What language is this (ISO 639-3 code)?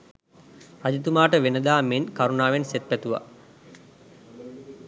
sin